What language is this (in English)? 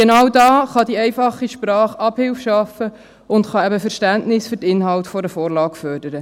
Swiss German